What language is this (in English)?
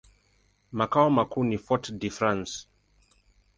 Swahili